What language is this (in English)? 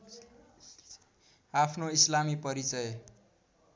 Nepali